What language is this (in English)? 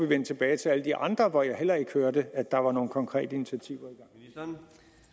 Danish